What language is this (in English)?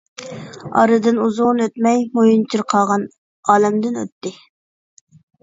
Uyghur